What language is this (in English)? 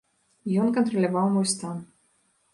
Belarusian